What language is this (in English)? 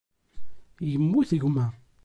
Kabyle